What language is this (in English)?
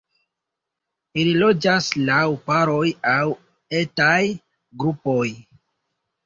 Esperanto